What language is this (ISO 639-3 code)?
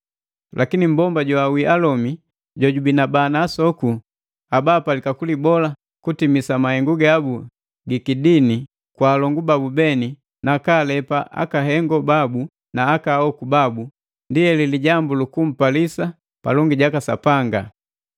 mgv